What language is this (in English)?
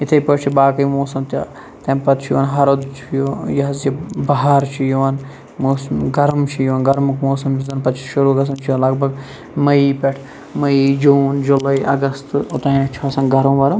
Kashmiri